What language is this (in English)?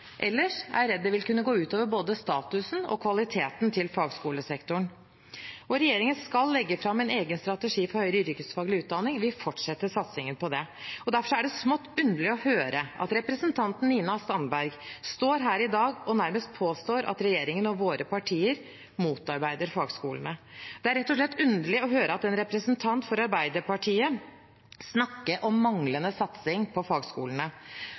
Norwegian Bokmål